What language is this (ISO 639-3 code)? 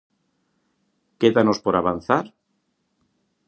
glg